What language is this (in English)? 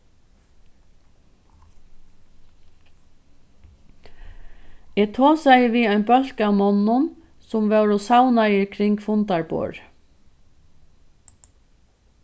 Faroese